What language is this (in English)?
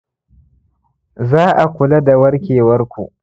Hausa